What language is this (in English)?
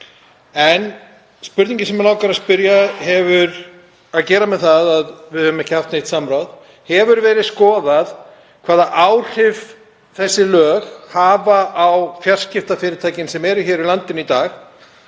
Icelandic